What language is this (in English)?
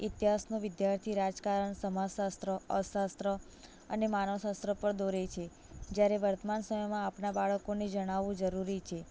Gujarati